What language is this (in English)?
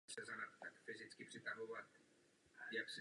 Czech